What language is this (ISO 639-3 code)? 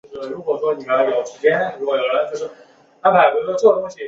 zho